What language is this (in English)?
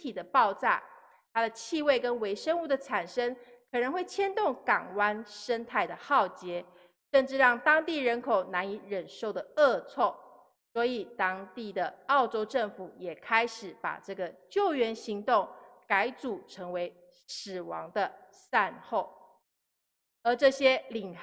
Chinese